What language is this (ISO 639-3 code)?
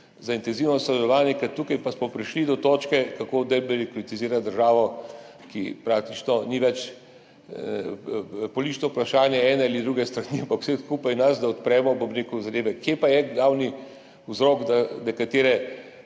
slv